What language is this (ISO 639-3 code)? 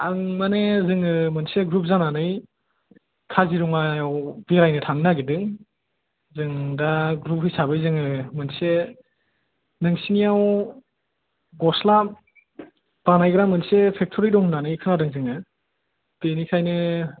brx